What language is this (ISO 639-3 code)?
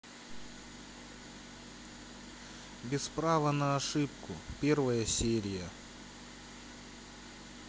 rus